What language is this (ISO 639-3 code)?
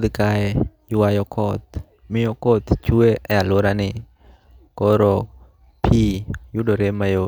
luo